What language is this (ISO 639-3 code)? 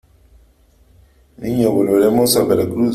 spa